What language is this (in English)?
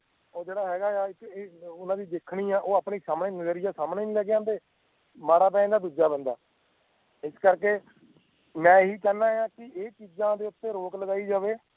Punjabi